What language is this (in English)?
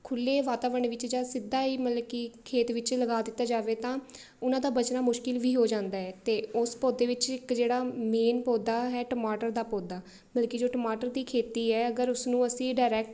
Punjabi